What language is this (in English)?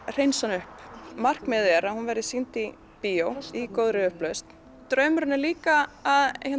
Icelandic